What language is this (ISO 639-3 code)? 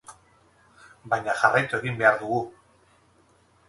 eus